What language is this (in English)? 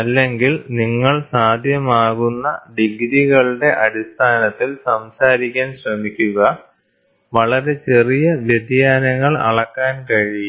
Malayalam